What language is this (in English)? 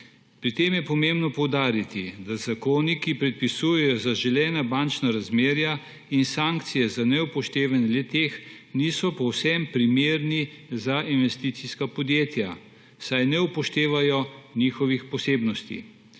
Slovenian